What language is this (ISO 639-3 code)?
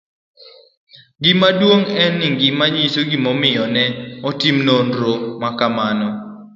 luo